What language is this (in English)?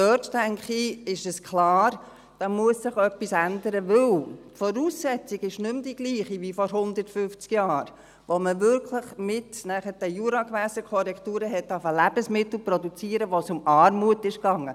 Swiss German